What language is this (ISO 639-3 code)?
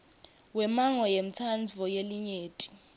ssw